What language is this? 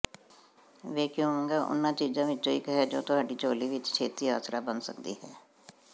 Punjabi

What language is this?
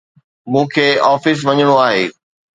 Sindhi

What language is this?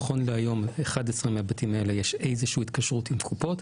Hebrew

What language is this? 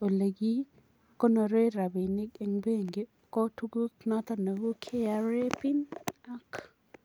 Kalenjin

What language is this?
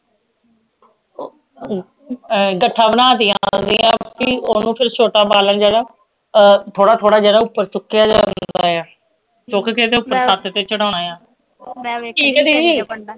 Punjabi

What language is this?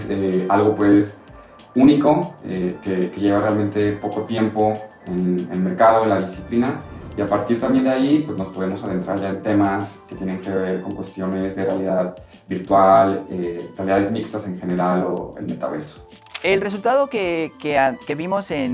Spanish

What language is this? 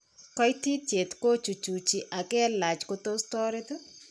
Kalenjin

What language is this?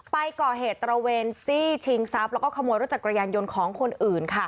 Thai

